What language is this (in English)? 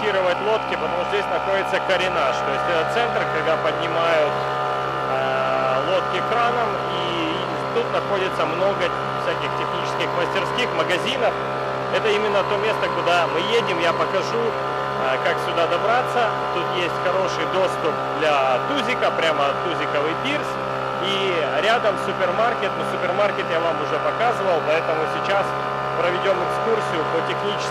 Russian